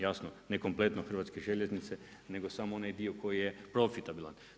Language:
Croatian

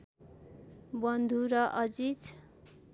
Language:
Nepali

